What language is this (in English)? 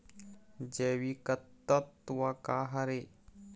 Chhattisgarhi